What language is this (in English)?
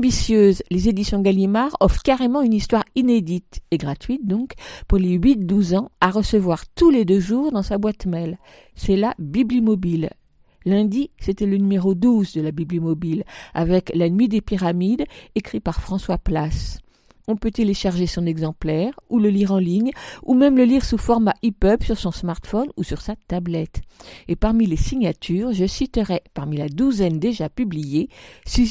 French